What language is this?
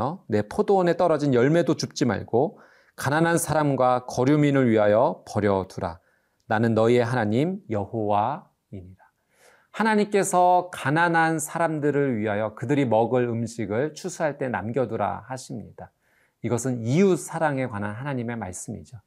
Korean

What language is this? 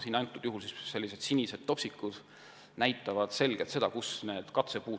Estonian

